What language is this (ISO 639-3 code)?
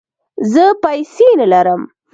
pus